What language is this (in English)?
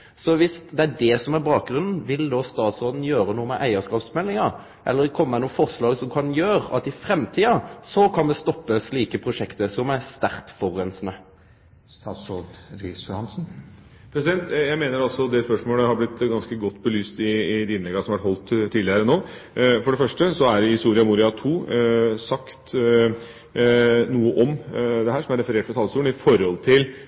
Norwegian